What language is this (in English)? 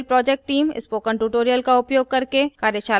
Hindi